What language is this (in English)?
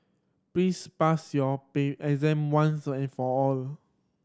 English